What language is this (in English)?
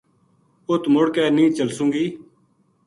Gujari